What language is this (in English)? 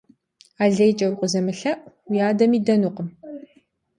Kabardian